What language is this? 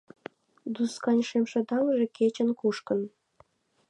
Mari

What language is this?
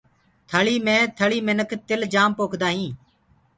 Gurgula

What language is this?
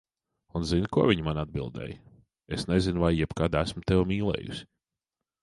Latvian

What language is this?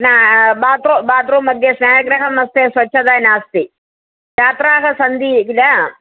Sanskrit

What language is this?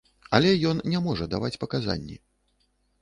Belarusian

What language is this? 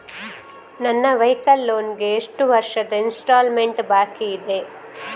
Kannada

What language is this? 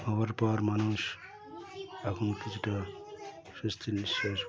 Bangla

